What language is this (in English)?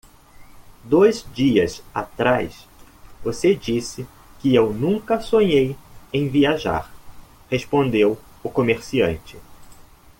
Portuguese